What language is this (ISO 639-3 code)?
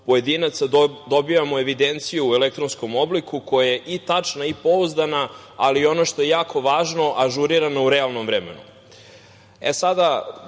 srp